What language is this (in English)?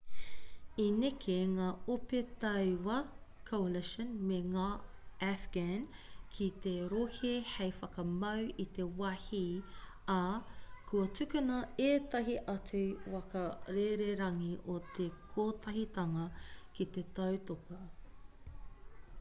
Māori